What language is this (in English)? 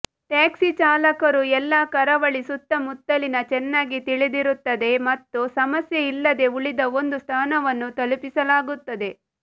Kannada